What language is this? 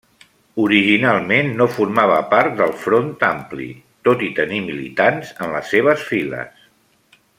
Catalan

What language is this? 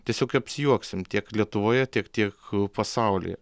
Lithuanian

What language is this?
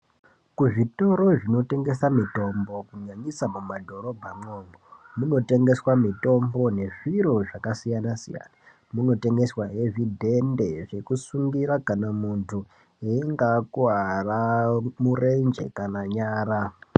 Ndau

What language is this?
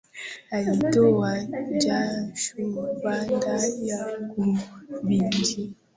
Swahili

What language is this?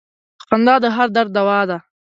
Pashto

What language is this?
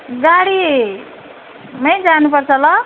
Nepali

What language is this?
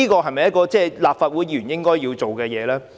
Cantonese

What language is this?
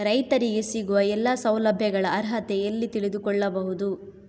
Kannada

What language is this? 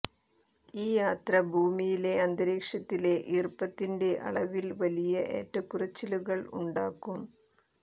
Malayalam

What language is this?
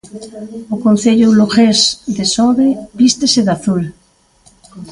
Galician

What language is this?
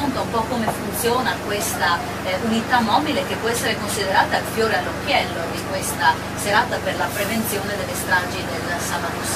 Italian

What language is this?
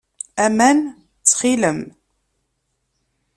Kabyle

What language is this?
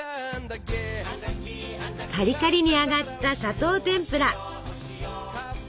Japanese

